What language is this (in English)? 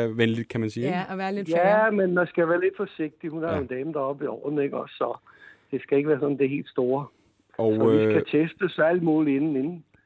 Danish